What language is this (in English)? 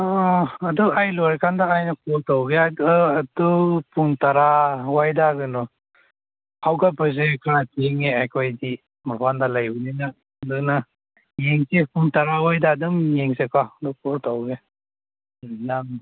Manipuri